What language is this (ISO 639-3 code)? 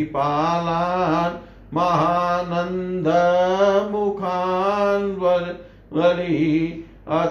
hin